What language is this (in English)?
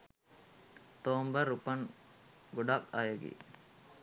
Sinhala